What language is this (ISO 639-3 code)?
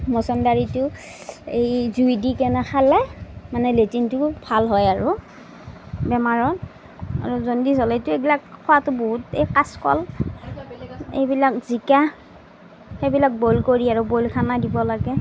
asm